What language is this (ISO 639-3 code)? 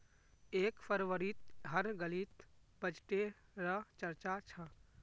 mag